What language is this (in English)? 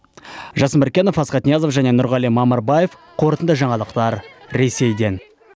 Kazakh